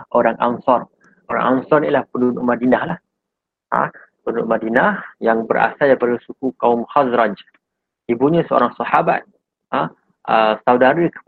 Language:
Malay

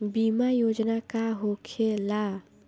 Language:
Bhojpuri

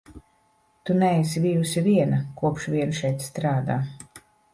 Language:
Latvian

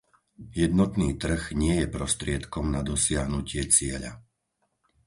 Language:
Slovak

